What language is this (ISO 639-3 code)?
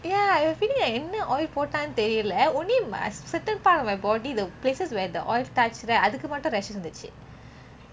eng